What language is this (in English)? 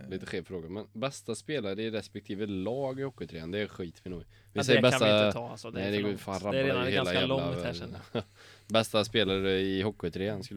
Swedish